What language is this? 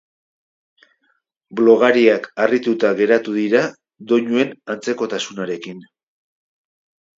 Basque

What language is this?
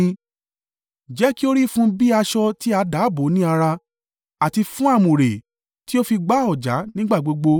Yoruba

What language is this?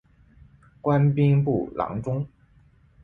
Chinese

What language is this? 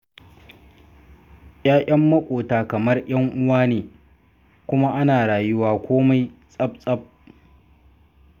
Hausa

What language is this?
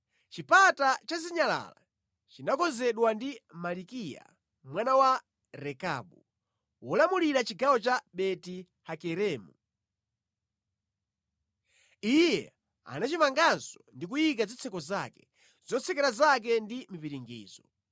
Nyanja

